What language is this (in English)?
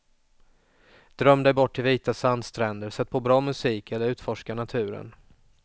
Swedish